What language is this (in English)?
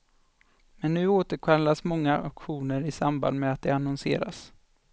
Swedish